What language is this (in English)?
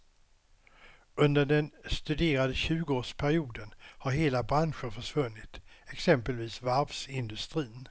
Swedish